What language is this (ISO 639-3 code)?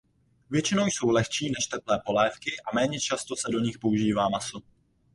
ces